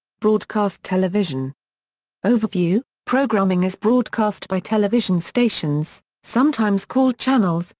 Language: English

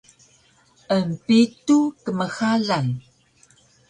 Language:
Taroko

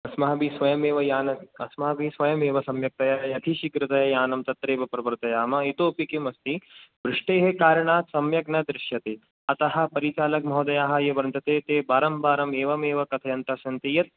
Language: Sanskrit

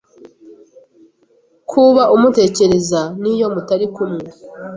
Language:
Kinyarwanda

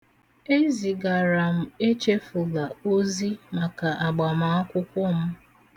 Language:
Igbo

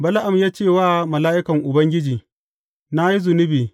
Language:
Hausa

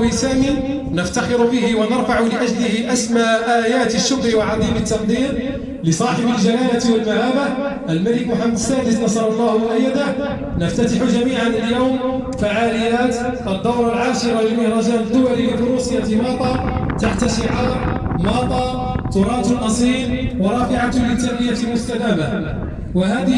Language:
Arabic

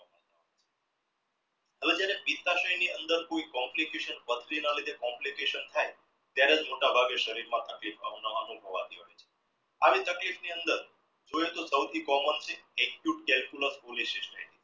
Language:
Gujarati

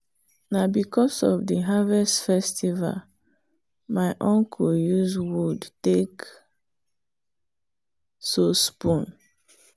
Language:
Nigerian Pidgin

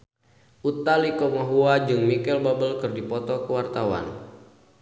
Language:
Sundanese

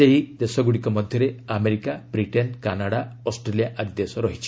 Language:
Odia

